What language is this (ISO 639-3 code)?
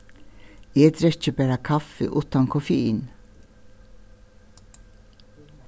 fao